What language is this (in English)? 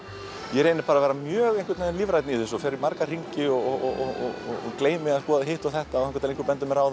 Icelandic